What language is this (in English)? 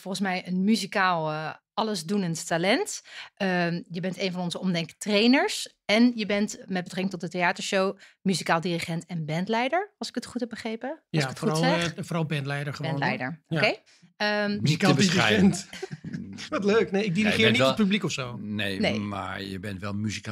Dutch